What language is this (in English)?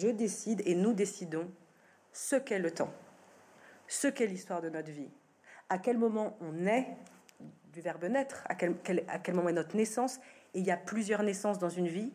French